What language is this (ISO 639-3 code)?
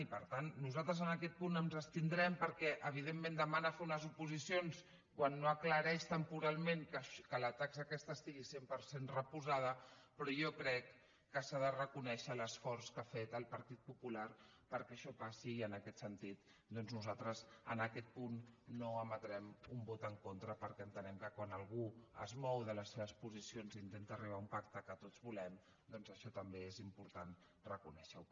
cat